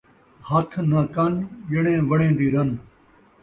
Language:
Saraiki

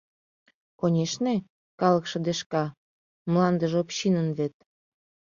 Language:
Mari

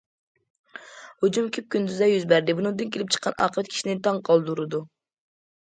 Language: Uyghur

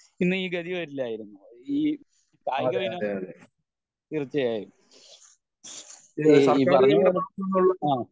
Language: Malayalam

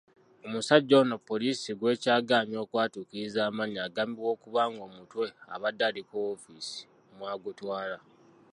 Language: Ganda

